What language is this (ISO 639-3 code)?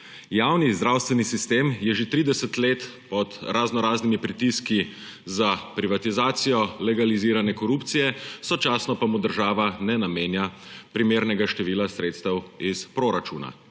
slv